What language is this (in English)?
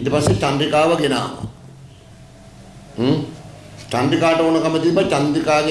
Indonesian